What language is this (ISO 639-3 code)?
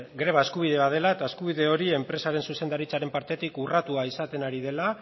eus